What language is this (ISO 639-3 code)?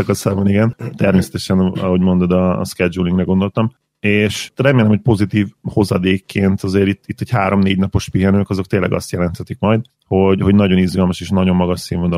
hun